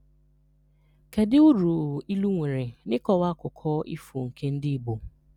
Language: Igbo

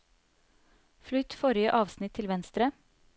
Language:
Norwegian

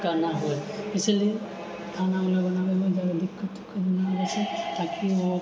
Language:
Maithili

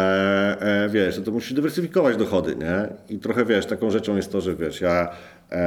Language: Polish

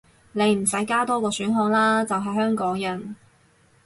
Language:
Cantonese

